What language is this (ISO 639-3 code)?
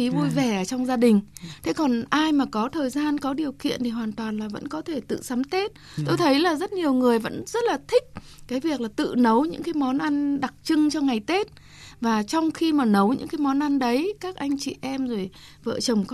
vie